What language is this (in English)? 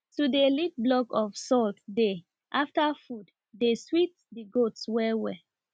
Nigerian Pidgin